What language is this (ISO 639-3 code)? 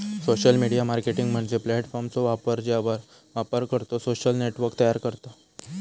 mar